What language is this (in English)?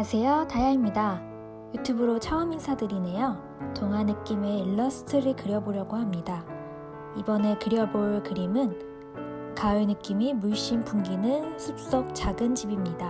Korean